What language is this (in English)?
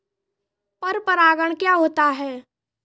Hindi